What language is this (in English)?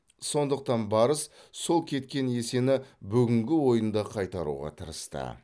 Kazakh